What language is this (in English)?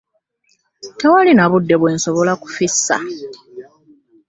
Ganda